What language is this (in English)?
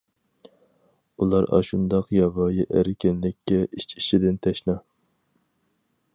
Uyghur